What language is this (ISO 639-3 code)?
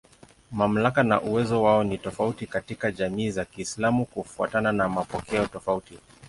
swa